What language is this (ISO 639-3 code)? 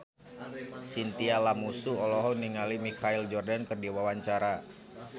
sun